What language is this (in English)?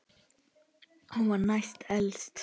Icelandic